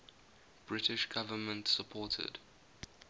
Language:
English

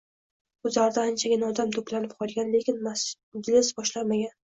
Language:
Uzbek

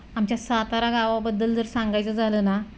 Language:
Marathi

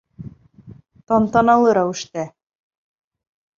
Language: Bashkir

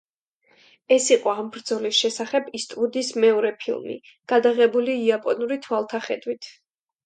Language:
Georgian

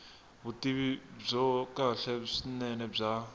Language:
Tsonga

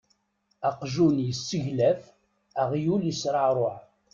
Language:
Kabyle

